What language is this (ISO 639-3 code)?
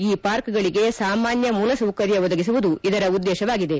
kan